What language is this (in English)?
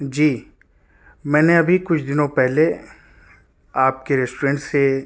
Urdu